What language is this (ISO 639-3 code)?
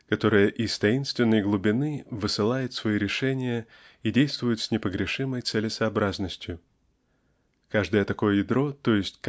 rus